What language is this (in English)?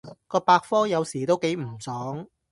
Cantonese